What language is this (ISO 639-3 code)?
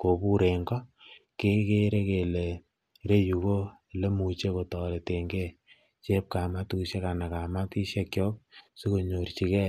kln